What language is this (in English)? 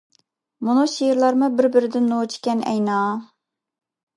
Uyghur